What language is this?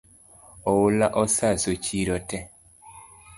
Luo (Kenya and Tanzania)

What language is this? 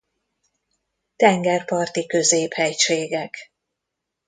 Hungarian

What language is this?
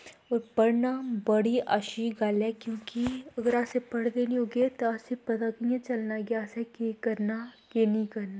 Dogri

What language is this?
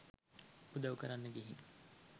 Sinhala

